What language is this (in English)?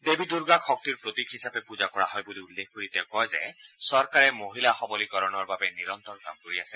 Assamese